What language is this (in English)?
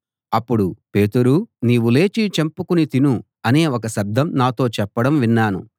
Telugu